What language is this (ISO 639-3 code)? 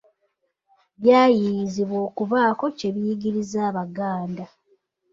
lug